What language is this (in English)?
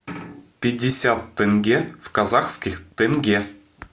Russian